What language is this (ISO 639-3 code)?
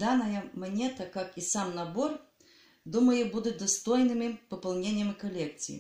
rus